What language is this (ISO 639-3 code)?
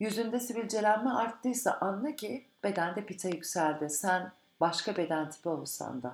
tur